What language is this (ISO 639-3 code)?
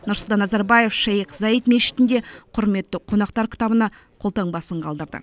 kaz